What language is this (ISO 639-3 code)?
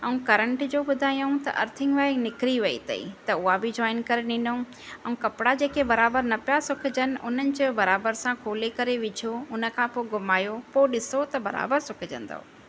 snd